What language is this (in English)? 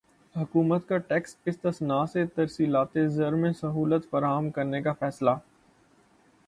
Urdu